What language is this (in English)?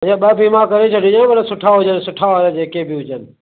Sindhi